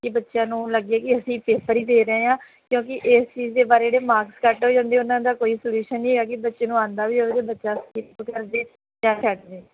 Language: Punjabi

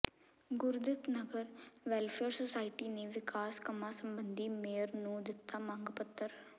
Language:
Punjabi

